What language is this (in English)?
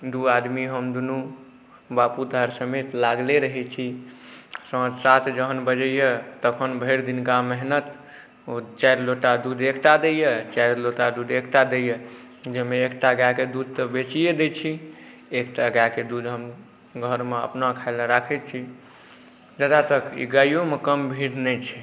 Maithili